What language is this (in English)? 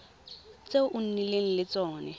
Tswana